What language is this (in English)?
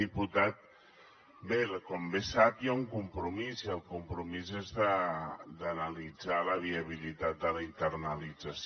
Catalan